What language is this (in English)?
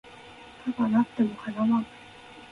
Japanese